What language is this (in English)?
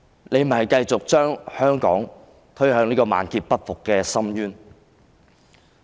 Cantonese